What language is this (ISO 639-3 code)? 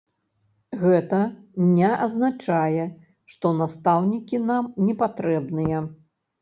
bel